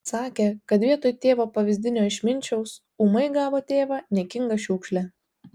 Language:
Lithuanian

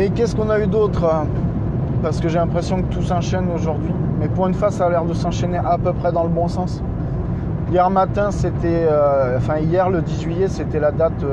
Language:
French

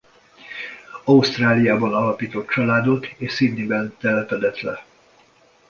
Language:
Hungarian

